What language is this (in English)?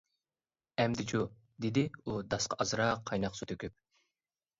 Uyghur